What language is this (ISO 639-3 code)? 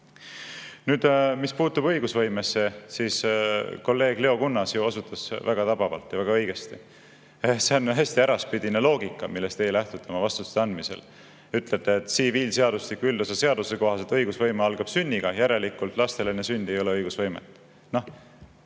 est